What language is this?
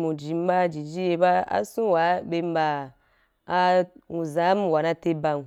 Wapan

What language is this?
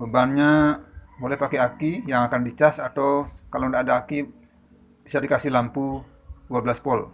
Indonesian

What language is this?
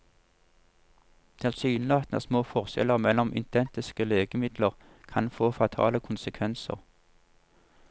Norwegian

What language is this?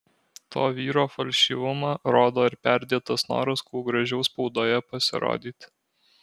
Lithuanian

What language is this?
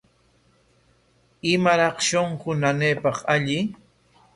Corongo Ancash Quechua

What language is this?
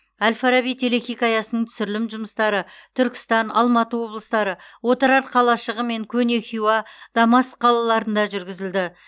Kazakh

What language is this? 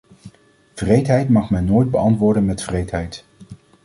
Dutch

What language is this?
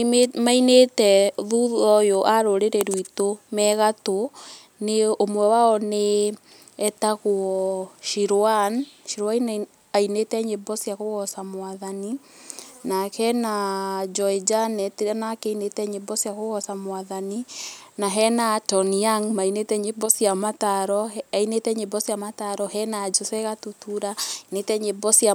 Kikuyu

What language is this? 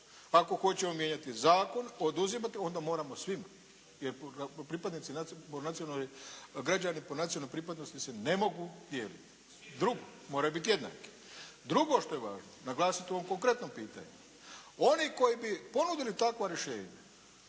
Croatian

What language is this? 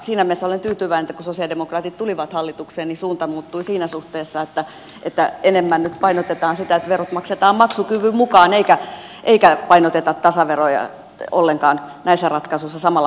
Finnish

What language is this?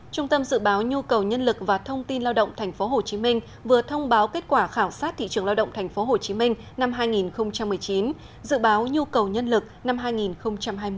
Vietnamese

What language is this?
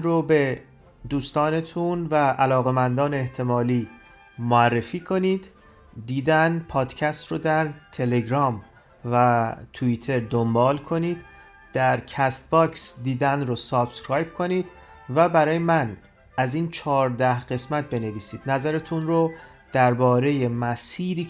Persian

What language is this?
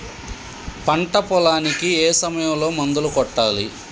Telugu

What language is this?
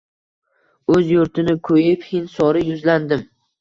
Uzbek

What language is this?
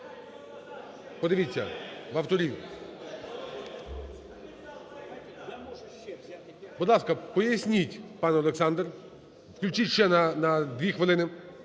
Ukrainian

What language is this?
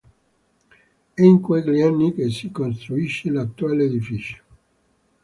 Italian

